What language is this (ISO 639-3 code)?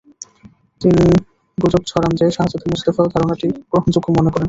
ben